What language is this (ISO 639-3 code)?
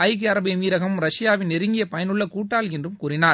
tam